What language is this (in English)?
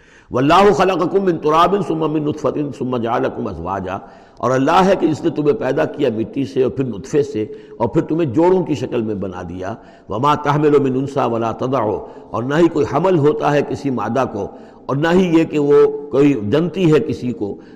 Urdu